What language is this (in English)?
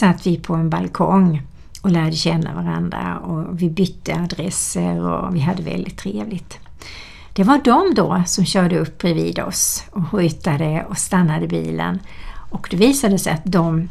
Swedish